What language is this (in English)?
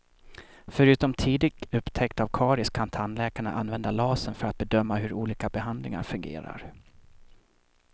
Swedish